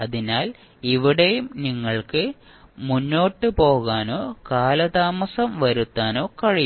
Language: Malayalam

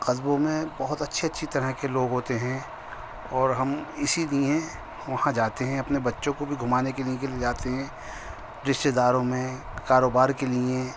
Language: Urdu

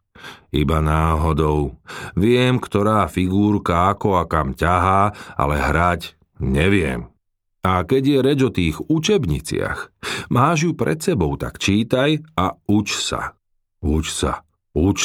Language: Slovak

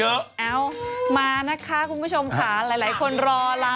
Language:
Thai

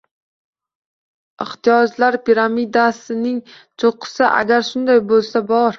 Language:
Uzbek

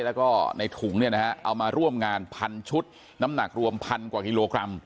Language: Thai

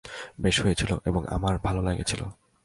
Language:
Bangla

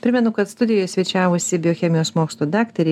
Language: Lithuanian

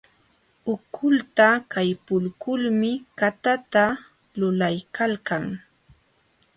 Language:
Jauja Wanca Quechua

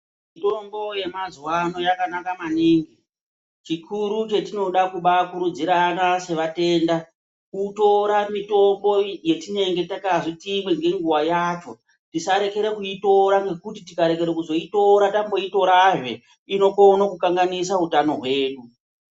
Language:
Ndau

